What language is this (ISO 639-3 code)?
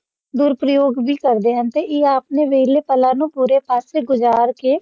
pan